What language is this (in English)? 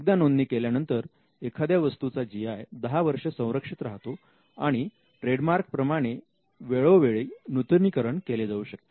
Marathi